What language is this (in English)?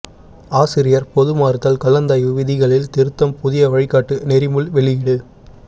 Tamil